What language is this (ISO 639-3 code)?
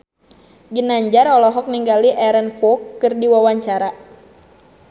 sun